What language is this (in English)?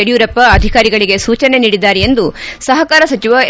Kannada